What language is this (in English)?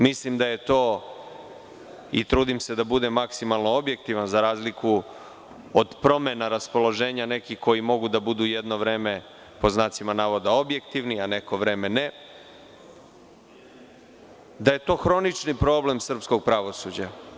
Serbian